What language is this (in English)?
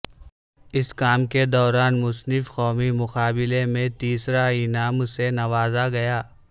Urdu